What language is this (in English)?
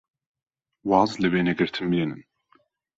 Central Kurdish